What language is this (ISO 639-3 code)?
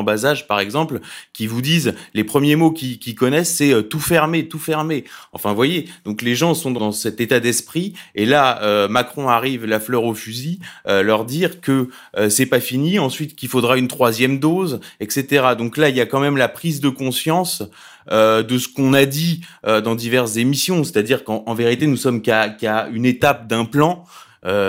fra